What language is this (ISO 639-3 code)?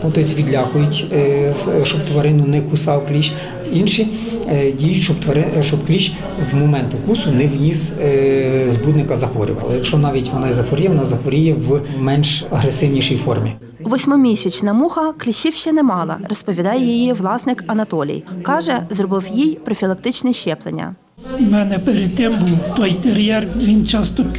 ukr